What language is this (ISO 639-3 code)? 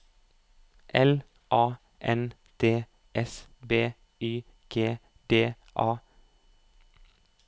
nor